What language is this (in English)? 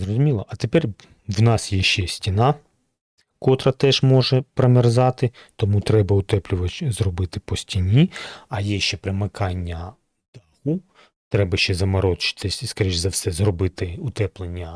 Ukrainian